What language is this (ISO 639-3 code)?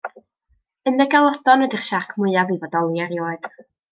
cym